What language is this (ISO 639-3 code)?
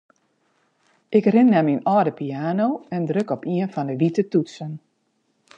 fry